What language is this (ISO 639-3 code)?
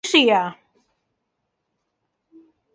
zho